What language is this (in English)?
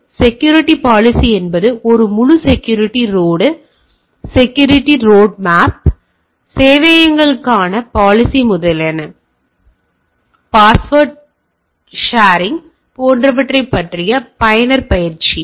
Tamil